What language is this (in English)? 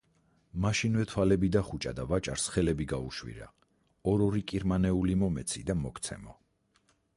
Georgian